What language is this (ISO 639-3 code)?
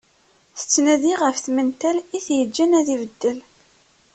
kab